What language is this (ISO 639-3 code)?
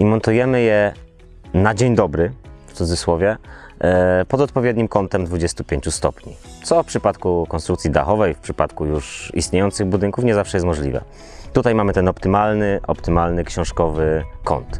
pol